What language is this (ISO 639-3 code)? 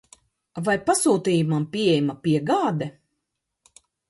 lav